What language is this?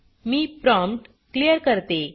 Marathi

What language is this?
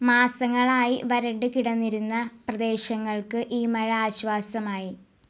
Malayalam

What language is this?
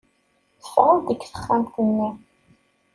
Kabyle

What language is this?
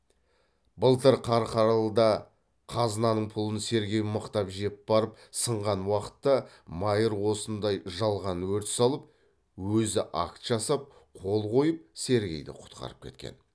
Kazakh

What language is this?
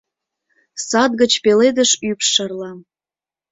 Mari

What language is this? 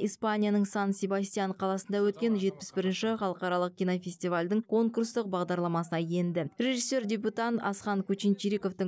Russian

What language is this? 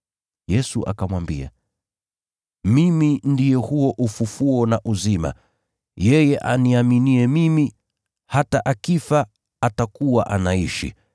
Swahili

